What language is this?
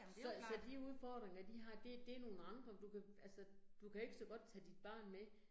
Danish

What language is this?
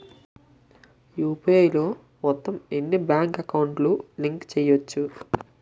Telugu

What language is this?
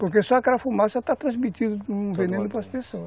Portuguese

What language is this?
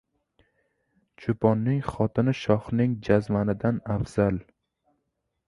Uzbek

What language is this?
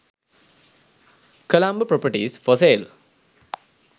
Sinhala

